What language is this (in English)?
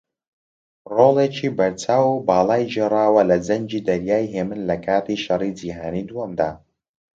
Central Kurdish